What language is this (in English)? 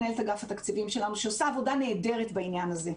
Hebrew